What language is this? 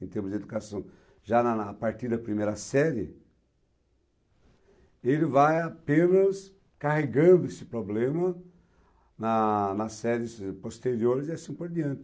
Portuguese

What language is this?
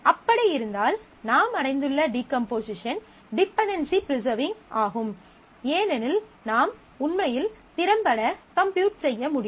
Tamil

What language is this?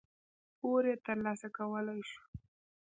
Pashto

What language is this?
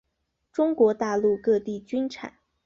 Chinese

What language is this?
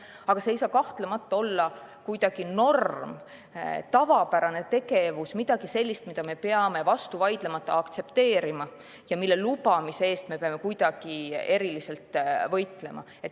Estonian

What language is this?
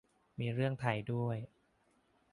Thai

